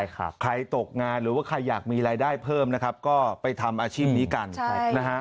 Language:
Thai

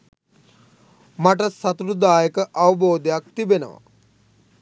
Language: Sinhala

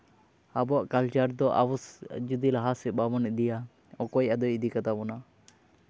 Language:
Santali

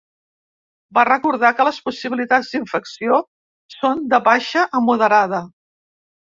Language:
Catalan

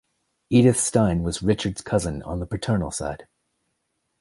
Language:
English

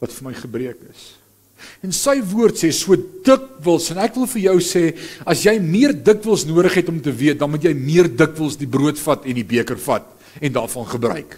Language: Dutch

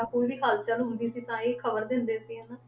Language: Punjabi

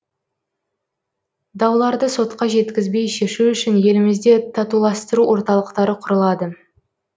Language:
Kazakh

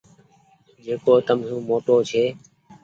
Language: Goaria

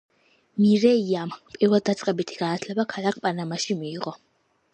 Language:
Georgian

